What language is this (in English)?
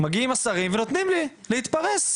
Hebrew